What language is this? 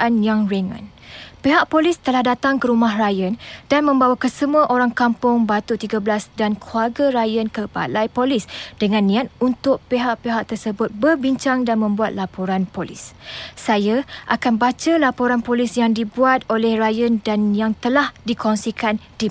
Malay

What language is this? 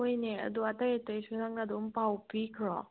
Manipuri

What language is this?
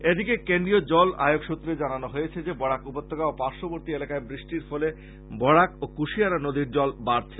Bangla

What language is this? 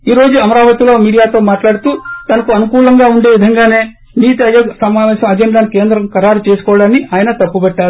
Telugu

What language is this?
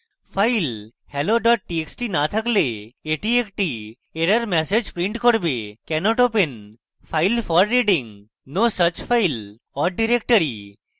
Bangla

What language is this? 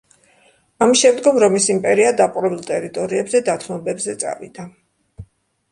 Georgian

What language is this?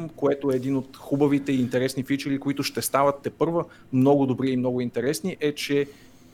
Bulgarian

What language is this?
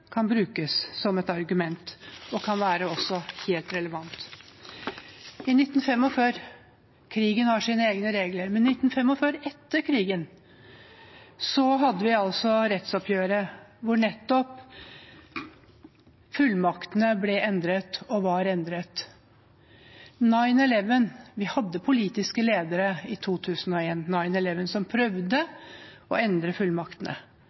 Norwegian Bokmål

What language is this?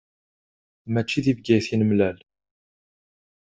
Kabyle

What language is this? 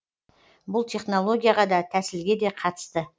Kazakh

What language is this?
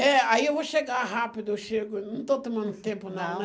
Portuguese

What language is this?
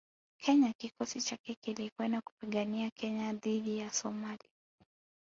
Swahili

